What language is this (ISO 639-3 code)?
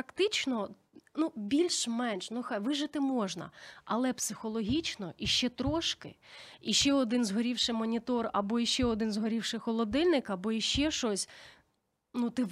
ukr